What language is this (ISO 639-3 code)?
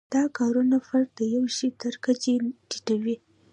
pus